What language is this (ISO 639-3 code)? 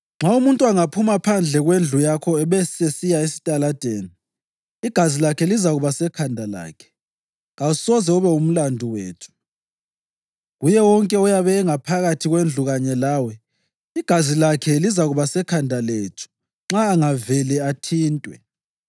nde